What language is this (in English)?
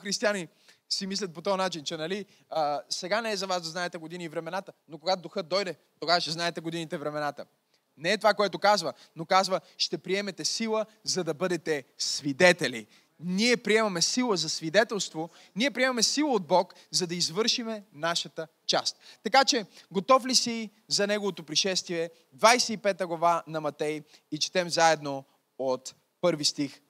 Bulgarian